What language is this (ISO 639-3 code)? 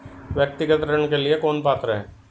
hin